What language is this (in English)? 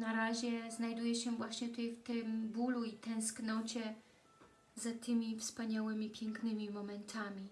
Polish